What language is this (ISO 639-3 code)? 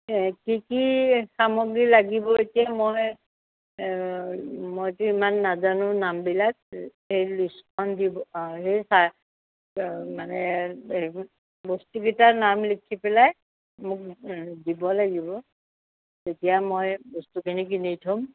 asm